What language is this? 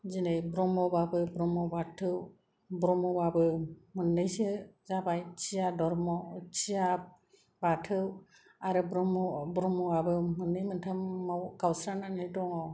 Bodo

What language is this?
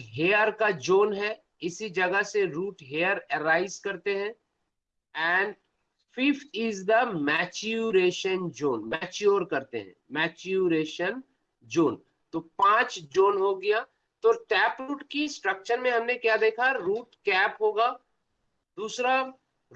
Hindi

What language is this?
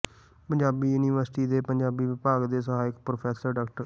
Punjabi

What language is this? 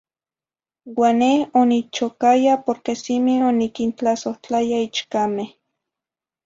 Zacatlán-Ahuacatlán-Tepetzintla Nahuatl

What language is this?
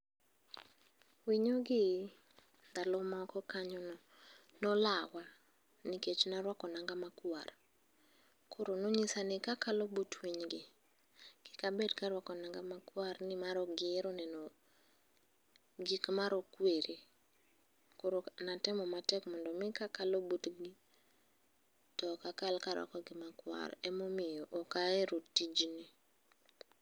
Luo (Kenya and Tanzania)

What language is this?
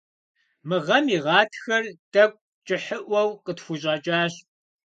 Kabardian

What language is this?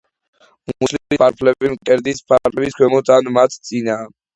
Georgian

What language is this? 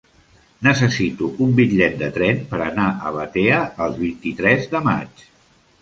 Catalan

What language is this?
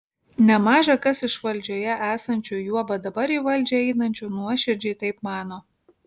Lithuanian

